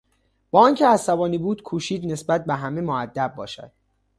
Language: Persian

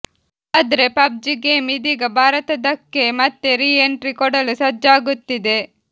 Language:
Kannada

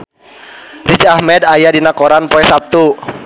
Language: Sundanese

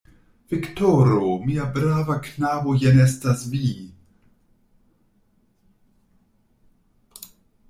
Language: Esperanto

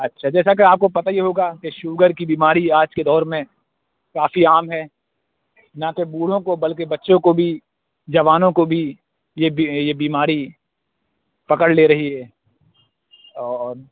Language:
Urdu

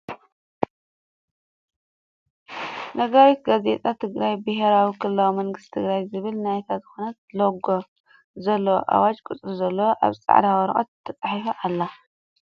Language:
Tigrinya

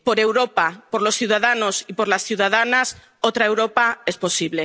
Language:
Spanish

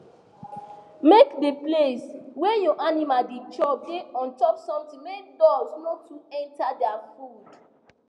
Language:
Nigerian Pidgin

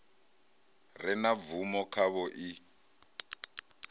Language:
Venda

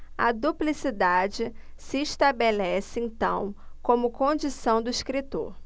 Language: Portuguese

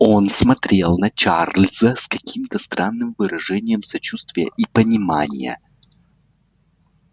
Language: Russian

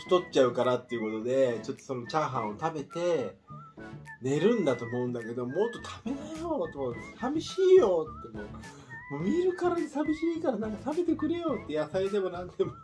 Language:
Japanese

